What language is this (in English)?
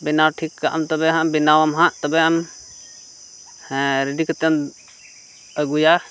Santali